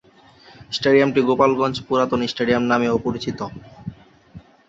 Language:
Bangla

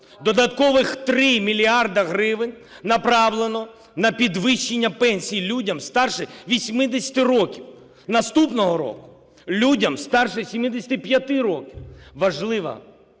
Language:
Ukrainian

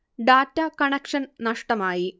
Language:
Malayalam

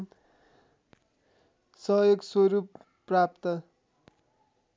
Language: Nepali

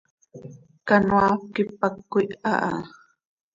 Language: Seri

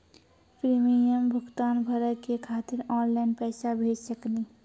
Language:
Maithili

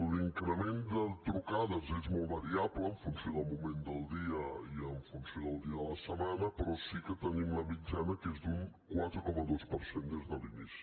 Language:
Catalan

